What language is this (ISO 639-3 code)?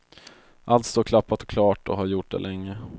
swe